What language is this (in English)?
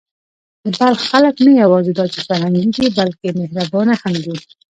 Pashto